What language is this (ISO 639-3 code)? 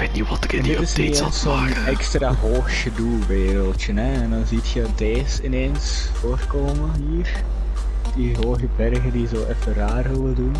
nld